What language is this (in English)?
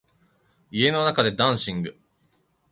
Japanese